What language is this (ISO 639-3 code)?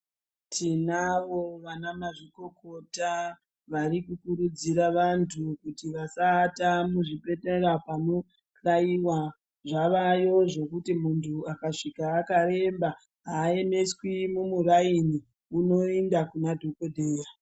ndc